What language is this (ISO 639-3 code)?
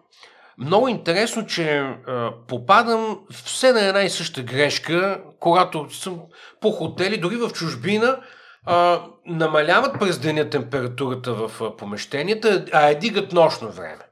bul